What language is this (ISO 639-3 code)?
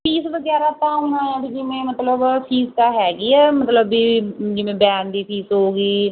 pan